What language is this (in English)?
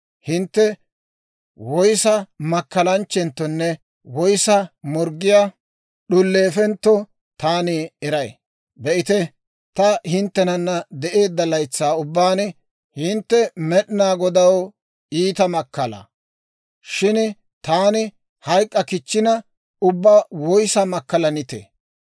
Dawro